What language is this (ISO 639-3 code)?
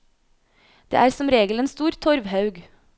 nor